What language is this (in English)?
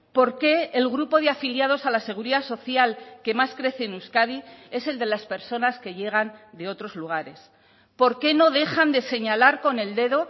Spanish